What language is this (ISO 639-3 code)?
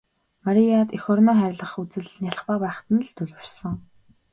mon